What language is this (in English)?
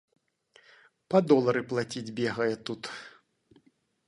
Belarusian